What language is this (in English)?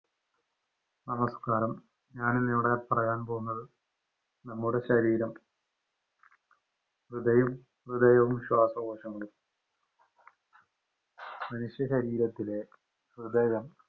Malayalam